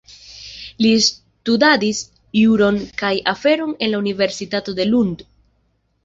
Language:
Esperanto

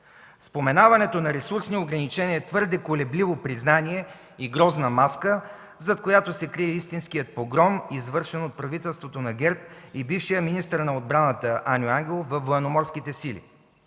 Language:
Bulgarian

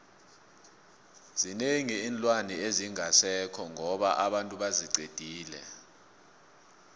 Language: South Ndebele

